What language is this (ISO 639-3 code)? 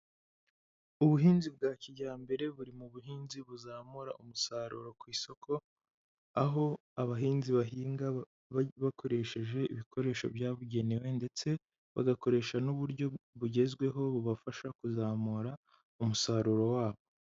kin